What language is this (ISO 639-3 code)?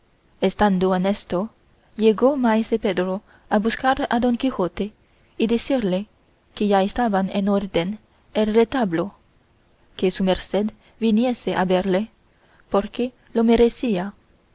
spa